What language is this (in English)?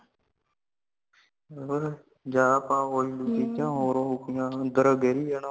Punjabi